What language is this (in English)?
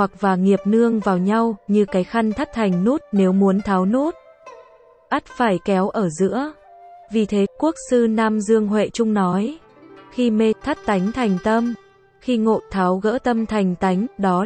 Vietnamese